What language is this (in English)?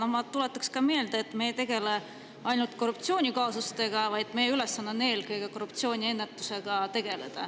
Estonian